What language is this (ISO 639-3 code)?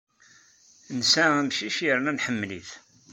kab